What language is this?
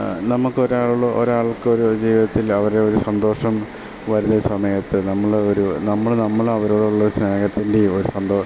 Malayalam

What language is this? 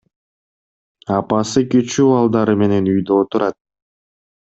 Kyrgyz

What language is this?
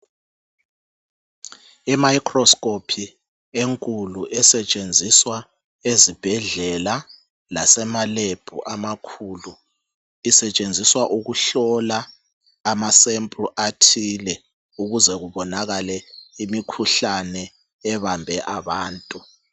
North Ndebele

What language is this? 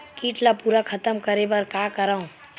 Chhattisgarhi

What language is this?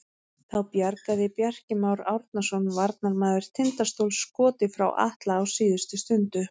Icelandic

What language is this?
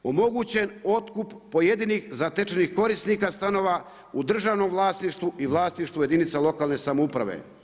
Croatian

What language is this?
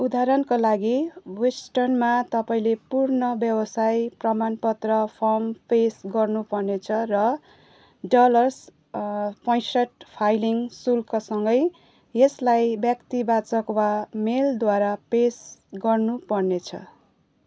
Nepali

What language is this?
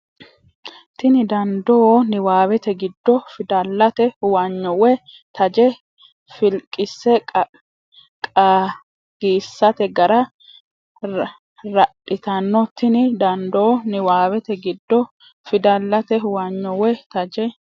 Sidamo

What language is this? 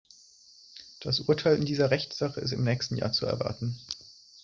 German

